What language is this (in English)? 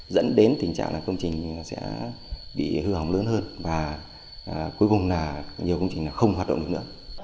Vietnamese